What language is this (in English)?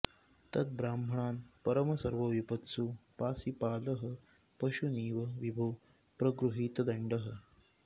Sanskrit